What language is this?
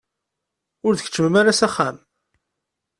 Kabyle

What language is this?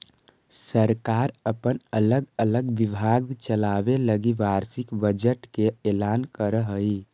Magahi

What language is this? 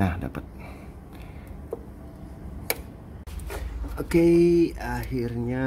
Indonesian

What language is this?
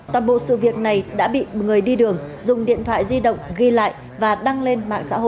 Vietnamese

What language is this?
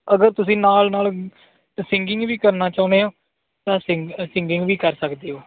Punjabi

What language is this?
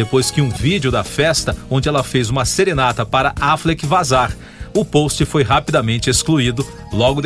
Portuguese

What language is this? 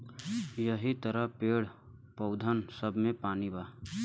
Bhojpuri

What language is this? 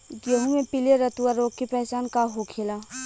Bhojpuri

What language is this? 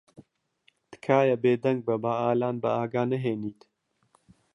Central Kurdish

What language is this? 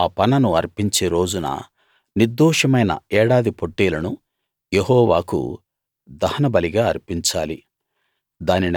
Telugu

